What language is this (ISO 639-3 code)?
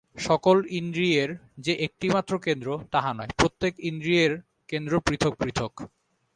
ben